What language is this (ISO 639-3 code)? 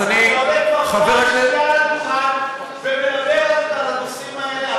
heb